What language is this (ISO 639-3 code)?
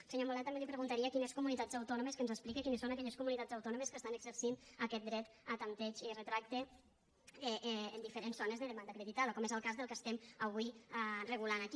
cat